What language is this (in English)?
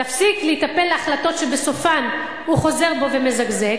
Hebrew